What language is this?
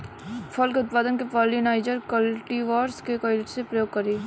Bhojpuri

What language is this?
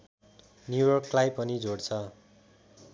Nepali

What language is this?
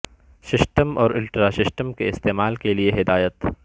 Urdu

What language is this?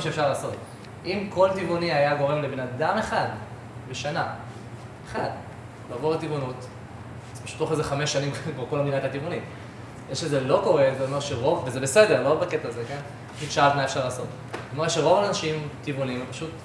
Hebrew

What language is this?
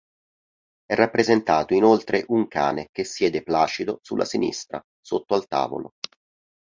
Italian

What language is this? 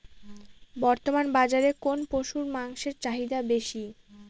Bangla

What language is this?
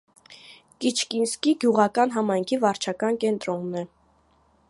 Armenian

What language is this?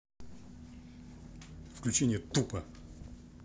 Russian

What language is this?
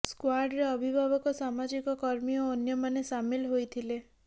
Odia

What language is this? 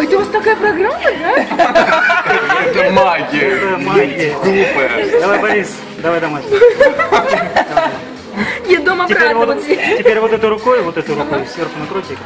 Russian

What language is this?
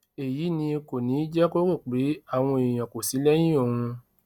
Yoruba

